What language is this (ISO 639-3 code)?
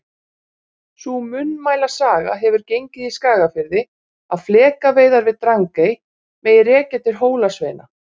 isl